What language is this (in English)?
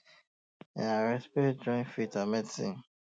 Nigerian Pidgin